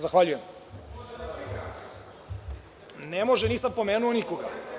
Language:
Serbian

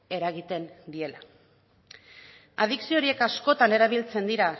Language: Basque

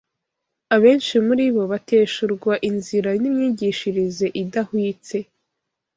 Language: Kinyarwanda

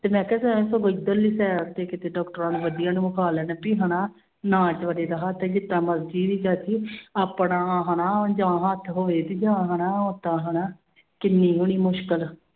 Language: Punjabi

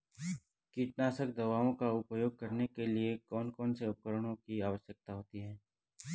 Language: Hindi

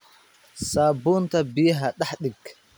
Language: Somali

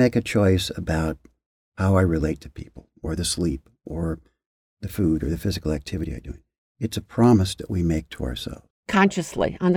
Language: English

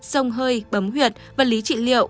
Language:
Vietnamese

